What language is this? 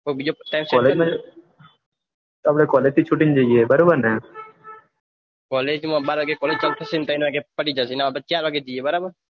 Gujarati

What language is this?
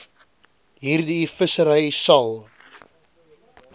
Afrikaans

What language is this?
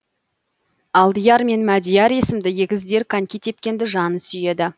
Kazakh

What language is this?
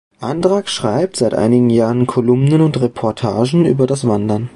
German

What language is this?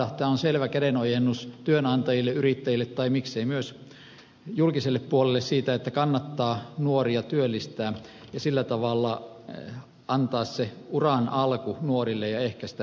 Finnish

